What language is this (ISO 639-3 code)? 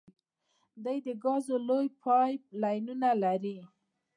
pus